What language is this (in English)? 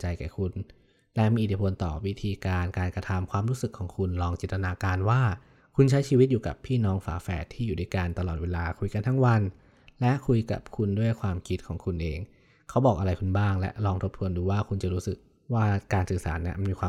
Thai